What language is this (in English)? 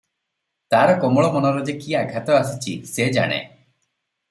Odia